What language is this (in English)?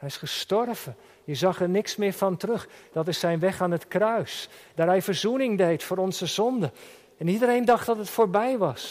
Dutch